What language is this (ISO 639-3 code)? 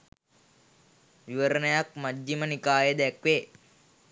sin